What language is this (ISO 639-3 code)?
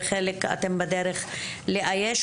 heb